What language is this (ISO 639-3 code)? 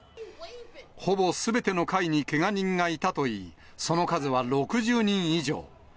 jpn